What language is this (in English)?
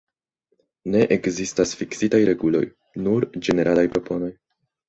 Esperanto